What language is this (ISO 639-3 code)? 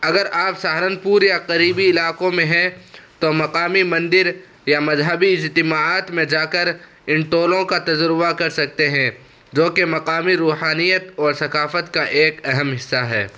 urd